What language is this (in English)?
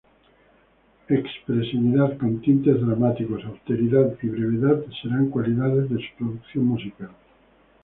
Spanish